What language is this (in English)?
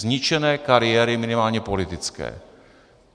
Czech